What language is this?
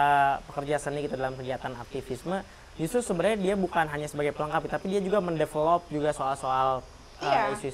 Indonesian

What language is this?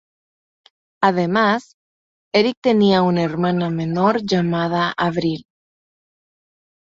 Spanish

